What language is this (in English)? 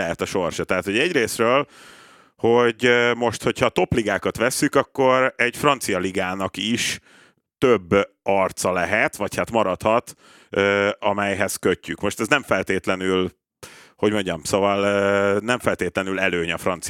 Hungarian